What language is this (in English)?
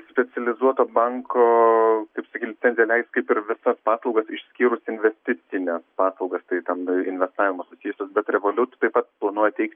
Lithuanian